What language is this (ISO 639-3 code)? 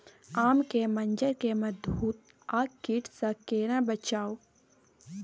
mai